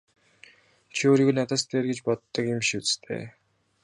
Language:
Mongolian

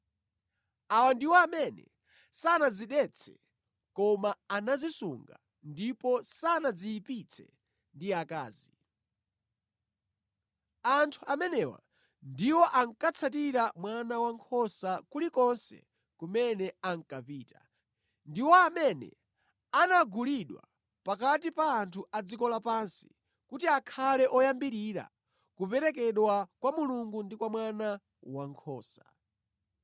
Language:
Nyanja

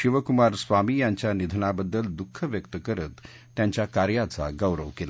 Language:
Marathi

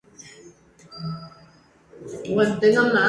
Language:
Spanish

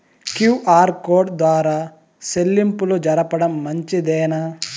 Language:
Telugu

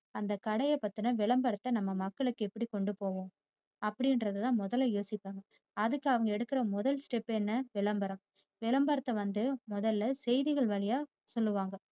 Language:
Tamil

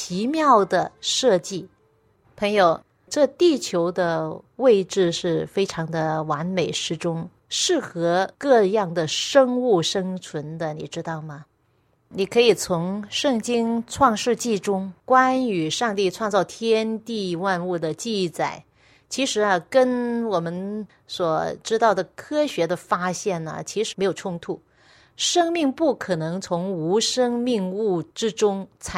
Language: Chinese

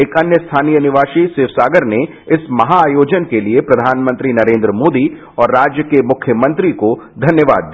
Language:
Hindi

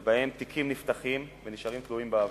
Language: Hebrew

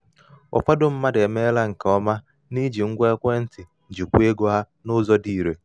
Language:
Igbo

